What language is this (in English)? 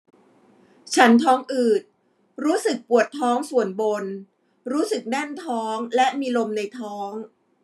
Thai